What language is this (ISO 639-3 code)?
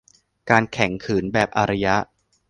tha